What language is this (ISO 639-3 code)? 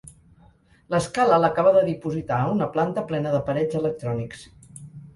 cat